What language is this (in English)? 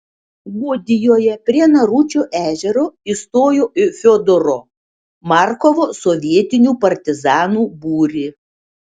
Lithuanian